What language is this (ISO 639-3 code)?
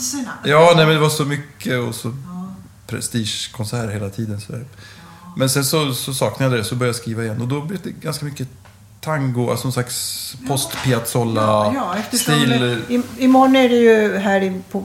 swe